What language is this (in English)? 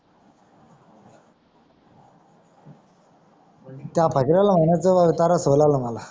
Marathi